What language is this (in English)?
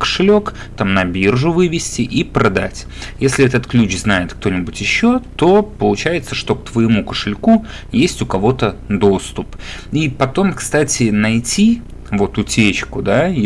Russian